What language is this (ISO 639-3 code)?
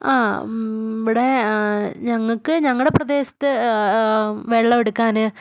mal